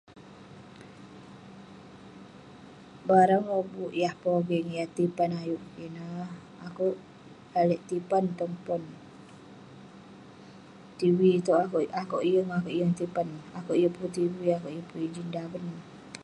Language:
Western Penan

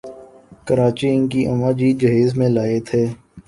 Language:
Urdu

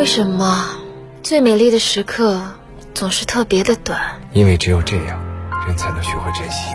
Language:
Chinese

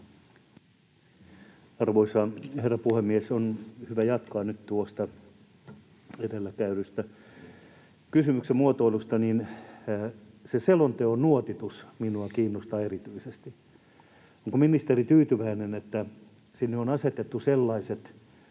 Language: Finnish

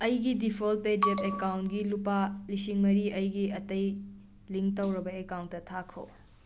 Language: Manipuri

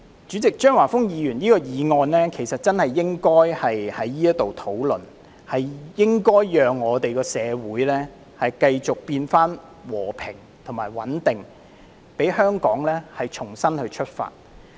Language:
Cantonese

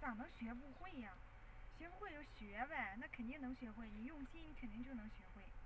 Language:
Chinese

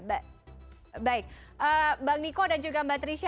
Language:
Indonesian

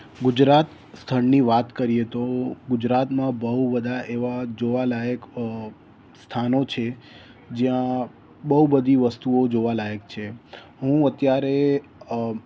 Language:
Gujarati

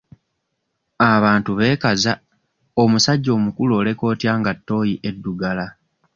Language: Ganda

